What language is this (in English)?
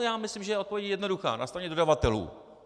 Czech